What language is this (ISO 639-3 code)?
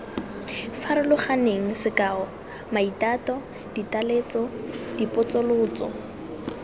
tsn